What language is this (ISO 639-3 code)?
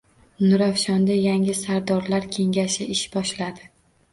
uzb